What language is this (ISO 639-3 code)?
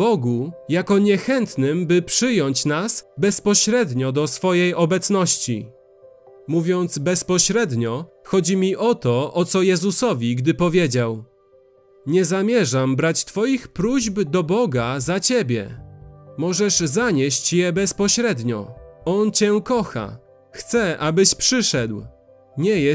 pol